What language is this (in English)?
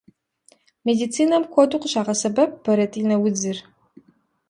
Kabardian